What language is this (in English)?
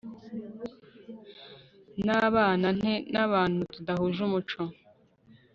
Kinyarwanda